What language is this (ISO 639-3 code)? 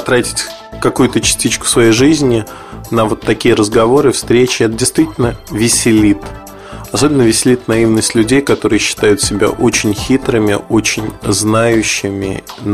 rus